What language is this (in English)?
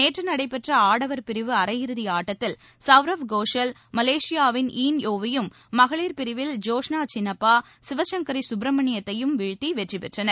Tamil